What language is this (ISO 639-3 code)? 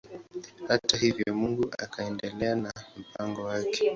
swa